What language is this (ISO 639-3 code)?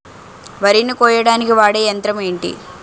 tel